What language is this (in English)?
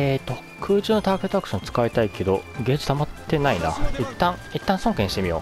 Japanese